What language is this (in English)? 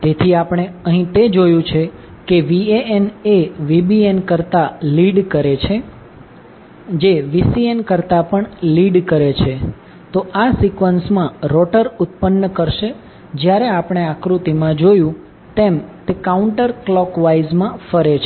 Gujarati